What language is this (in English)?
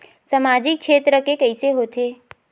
Chhattisgarhi